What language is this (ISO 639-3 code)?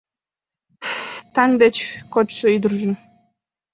chm